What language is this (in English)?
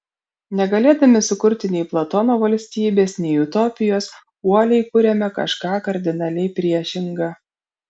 Lithuanian